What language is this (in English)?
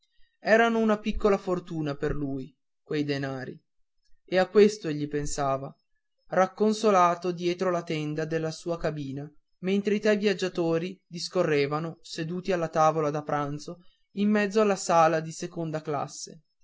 Italian